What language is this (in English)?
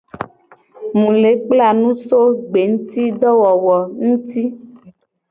Gen